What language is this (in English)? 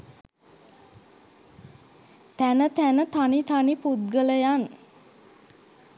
Sinhala